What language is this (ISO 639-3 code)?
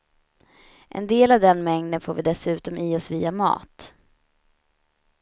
swe